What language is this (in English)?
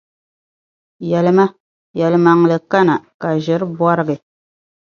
Dagbani